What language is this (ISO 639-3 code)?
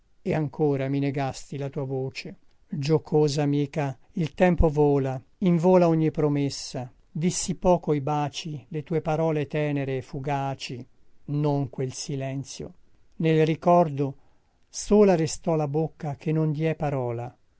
ita